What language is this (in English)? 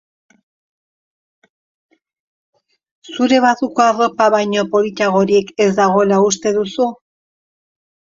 Basque